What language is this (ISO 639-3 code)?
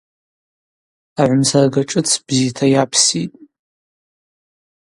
abq